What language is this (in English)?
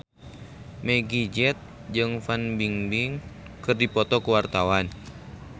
Sundanese